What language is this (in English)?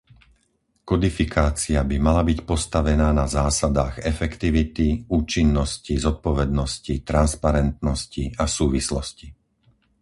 Slovak